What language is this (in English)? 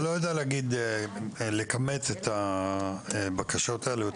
Hebrew